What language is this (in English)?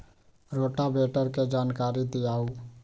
Magahi